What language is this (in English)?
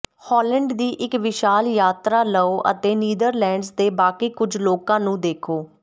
Punjabi